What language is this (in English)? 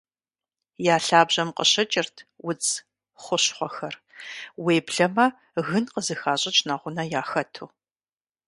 Kabardian